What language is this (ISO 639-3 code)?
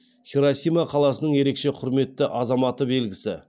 kaz